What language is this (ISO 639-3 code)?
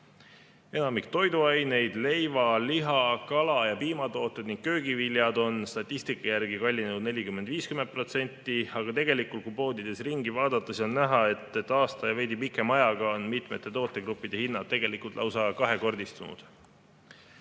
est